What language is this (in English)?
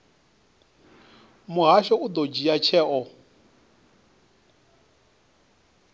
Venda